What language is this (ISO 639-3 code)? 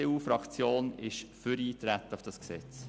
gsw